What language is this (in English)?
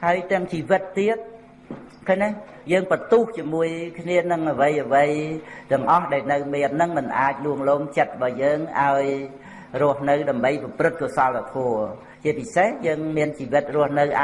Vietnamese